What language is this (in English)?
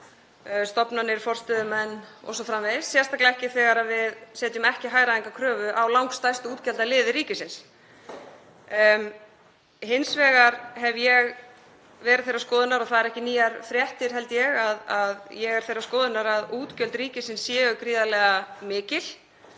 Icelandic